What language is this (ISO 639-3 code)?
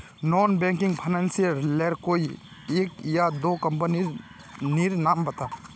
mag